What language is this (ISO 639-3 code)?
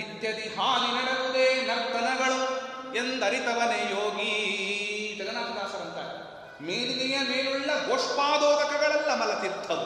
kan